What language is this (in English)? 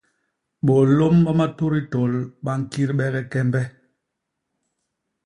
Basaa